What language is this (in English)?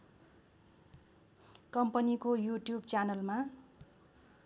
Nepali